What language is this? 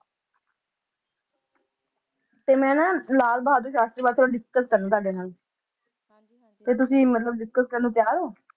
Punjabi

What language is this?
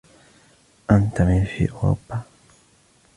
Arabic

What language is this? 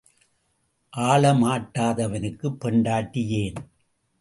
Tamil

